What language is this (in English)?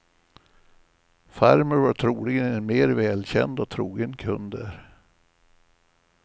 Swedish